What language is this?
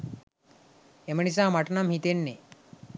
Sinhala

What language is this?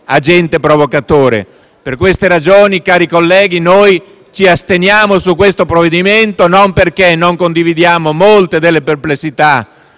Italian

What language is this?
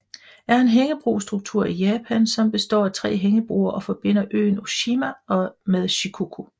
Danish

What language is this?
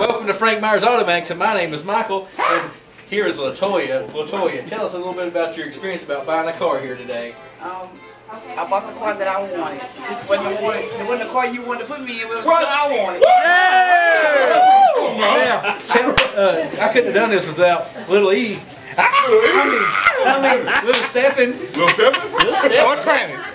English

